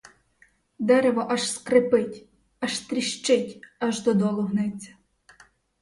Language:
Ukrainian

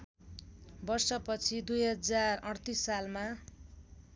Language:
Nepali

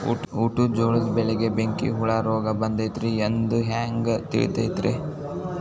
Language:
Kannada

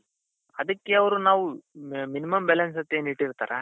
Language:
Kannada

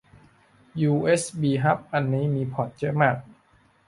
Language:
Thai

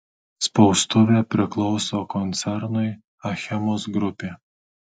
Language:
Lithuanian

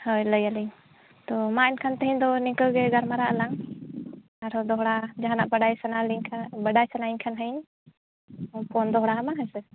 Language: Santali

